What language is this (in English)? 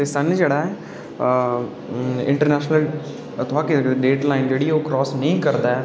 Dogri